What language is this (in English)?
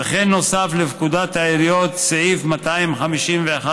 Hebrew